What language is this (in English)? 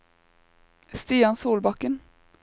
Norwegian